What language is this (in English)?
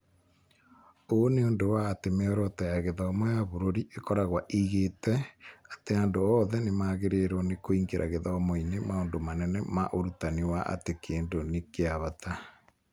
Kikuyu